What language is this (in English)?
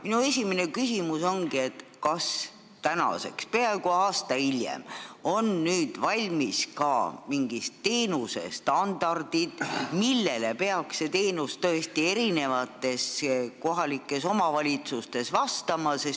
Estonian